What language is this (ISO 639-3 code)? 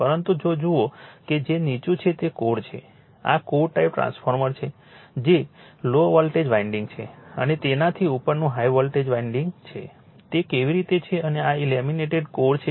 guj